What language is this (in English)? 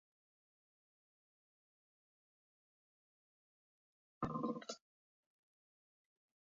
Basque